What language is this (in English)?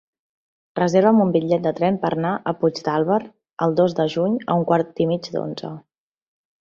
Catalan